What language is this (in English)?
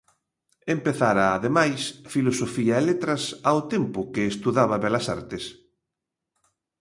Galician